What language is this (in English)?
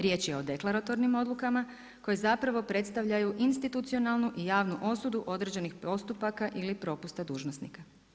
Croatian